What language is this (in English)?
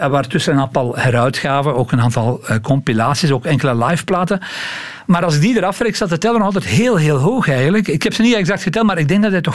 Dutch